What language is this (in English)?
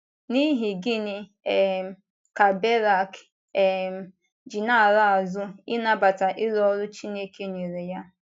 Igbo